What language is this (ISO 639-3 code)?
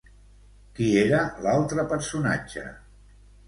cat